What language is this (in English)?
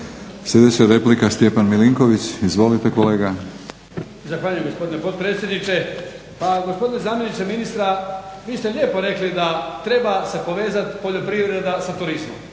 Croatian